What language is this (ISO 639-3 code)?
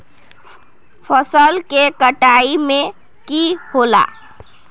mag